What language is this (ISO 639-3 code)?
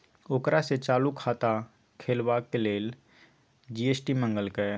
mai